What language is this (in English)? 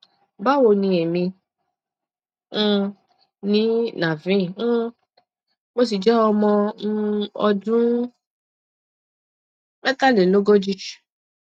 Yoruba